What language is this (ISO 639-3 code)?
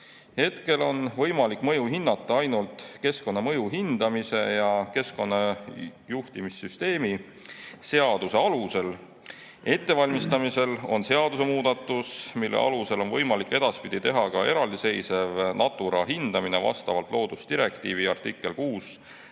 est